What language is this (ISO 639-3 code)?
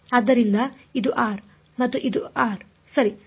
kan